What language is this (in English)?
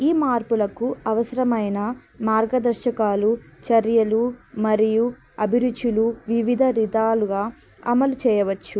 Telugu